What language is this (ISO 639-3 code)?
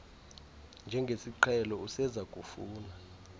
xho